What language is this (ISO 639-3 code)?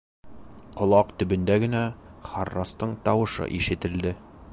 bak